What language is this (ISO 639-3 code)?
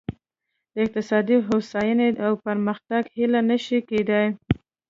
pus